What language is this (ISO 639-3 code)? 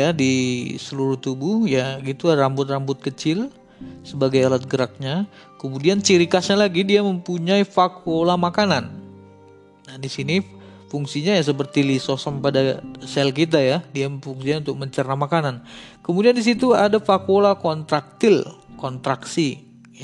ind